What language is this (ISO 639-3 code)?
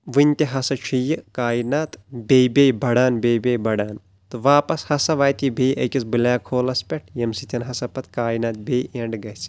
kas